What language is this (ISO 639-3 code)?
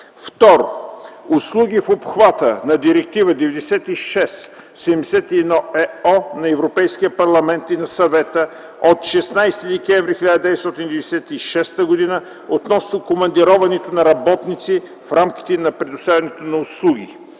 bul